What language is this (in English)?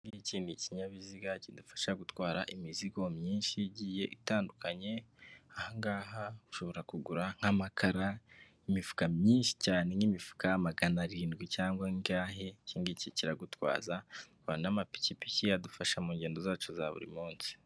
Kinyarwanda